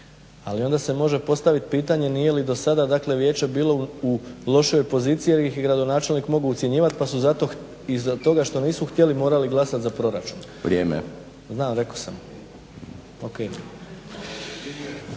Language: Croatian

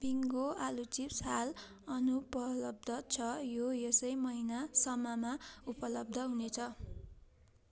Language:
Nepali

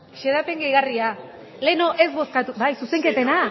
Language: Basque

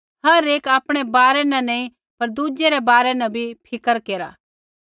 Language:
Kullu Pahari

